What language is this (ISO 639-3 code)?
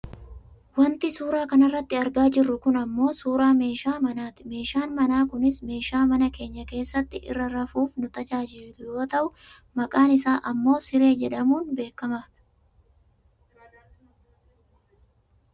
orm